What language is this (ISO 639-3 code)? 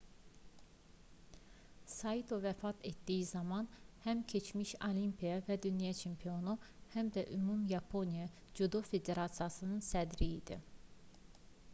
aze